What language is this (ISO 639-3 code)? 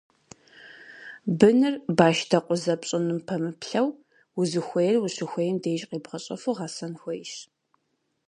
kbd